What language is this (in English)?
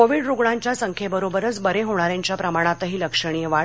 Marathi